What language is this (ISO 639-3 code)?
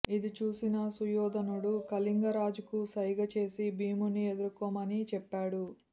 tel